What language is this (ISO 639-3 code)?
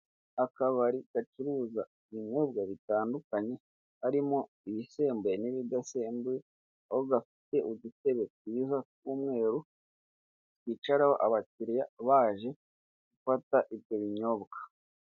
kin